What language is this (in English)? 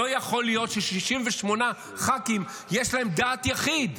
Hebrew